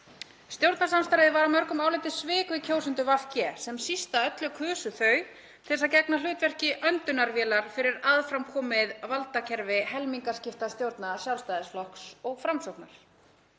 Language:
Icelandic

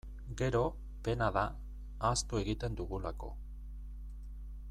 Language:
Basque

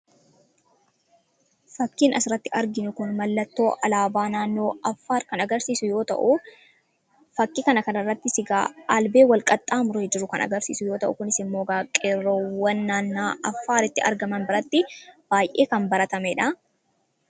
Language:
Oromo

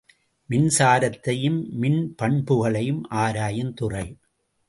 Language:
Tamil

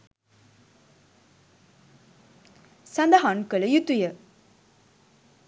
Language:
Sinhala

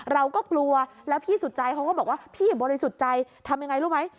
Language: Thai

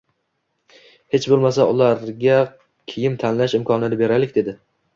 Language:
Uzbek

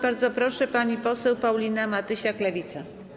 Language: Polish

